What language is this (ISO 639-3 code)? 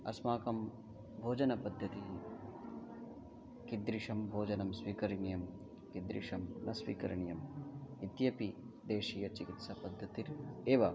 san